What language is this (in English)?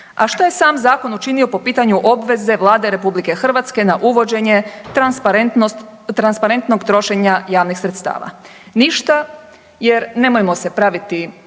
Croatian